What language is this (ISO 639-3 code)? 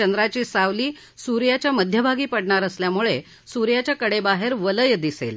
mar